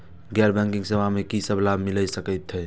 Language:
Maithili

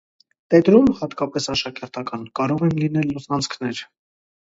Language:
Armenian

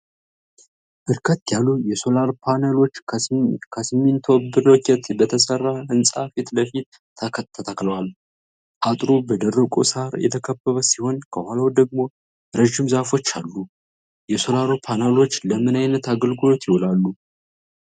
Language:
Amharic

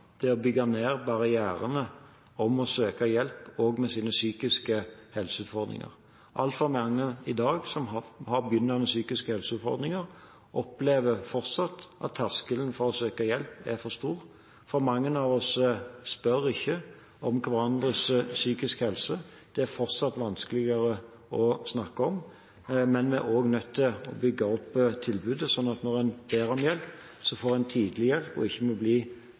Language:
Norwegian Bokmål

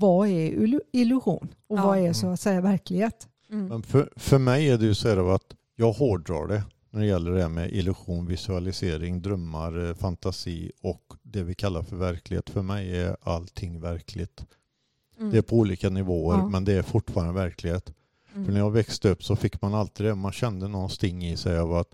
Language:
Swedish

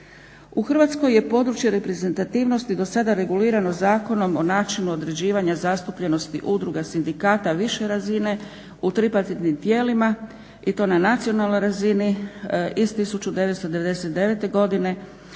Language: Croatian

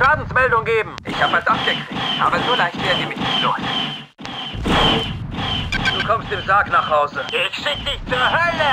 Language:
German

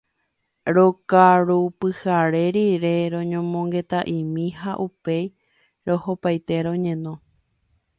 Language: Guarani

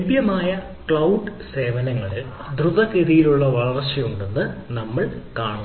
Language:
Malayalam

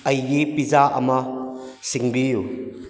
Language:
Manipuri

